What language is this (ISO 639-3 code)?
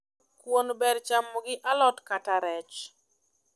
luo